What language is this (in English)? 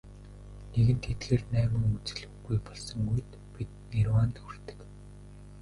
Mongolian